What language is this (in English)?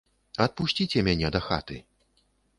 Belarusian